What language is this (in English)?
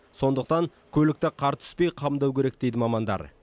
Kazakh